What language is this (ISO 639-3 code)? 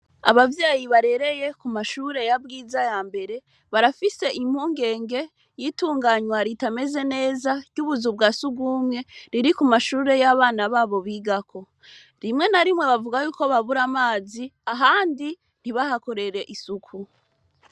run